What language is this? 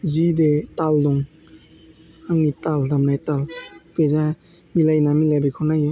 Bodo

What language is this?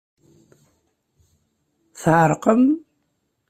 Kabyle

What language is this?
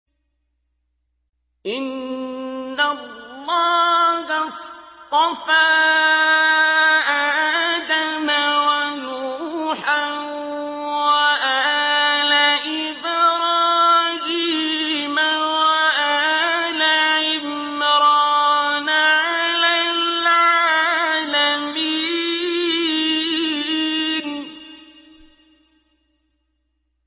Arabic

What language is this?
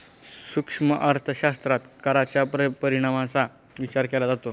Marathi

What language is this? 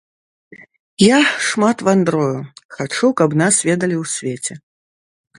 Belarusian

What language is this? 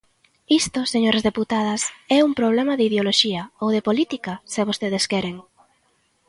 Galician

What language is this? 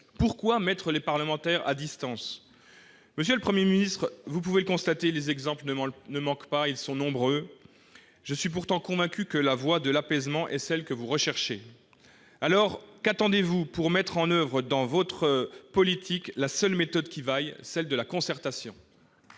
French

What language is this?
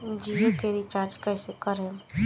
Bhojpuri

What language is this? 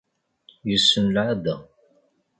Kabyle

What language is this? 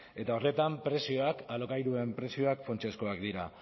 Basque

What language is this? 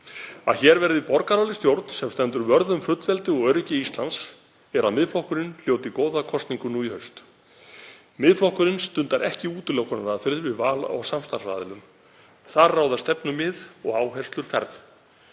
Icelandic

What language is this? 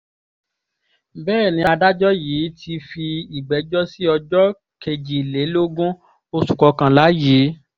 Yoruba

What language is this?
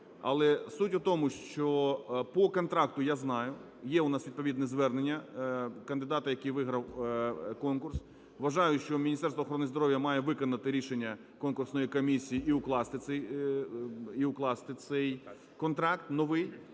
Ukrainian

